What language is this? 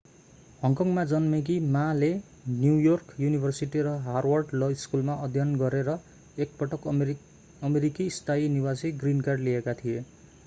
Nepali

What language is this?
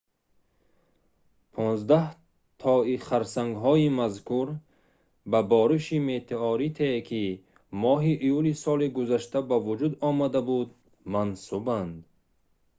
Tajik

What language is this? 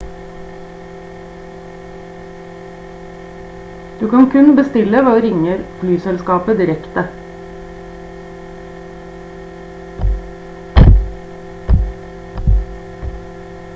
Norwegian Bokmål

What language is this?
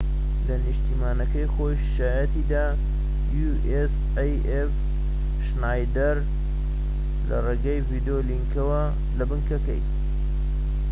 Central Kurdish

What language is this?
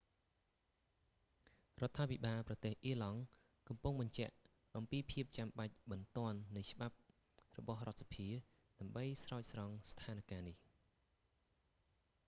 Khmer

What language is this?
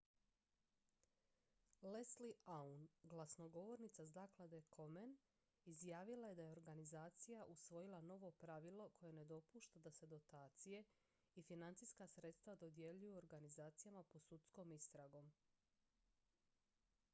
Croatian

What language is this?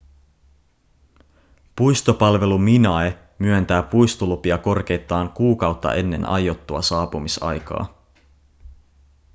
Finnish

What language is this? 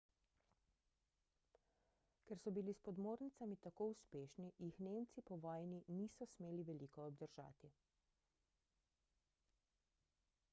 Slovenian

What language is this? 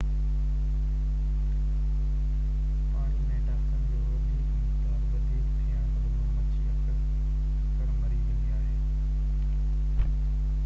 Sindhi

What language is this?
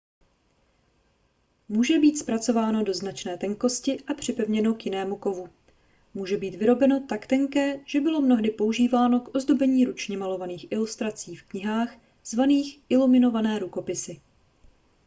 Czech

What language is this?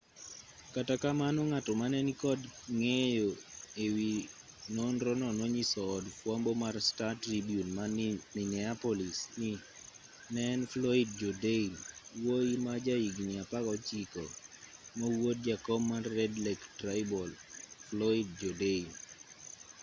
Luo (Kenya and Tanzania)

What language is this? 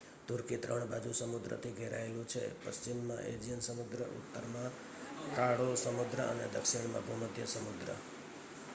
Gujarati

